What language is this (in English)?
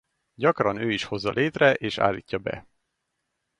Hungarian